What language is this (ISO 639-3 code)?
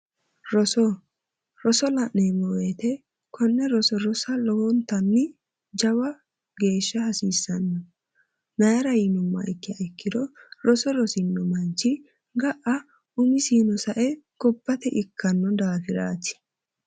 sid